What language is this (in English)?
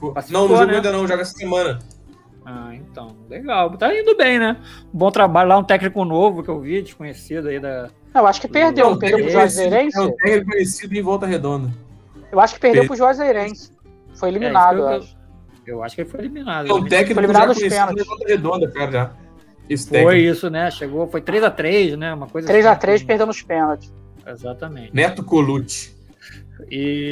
Portuguese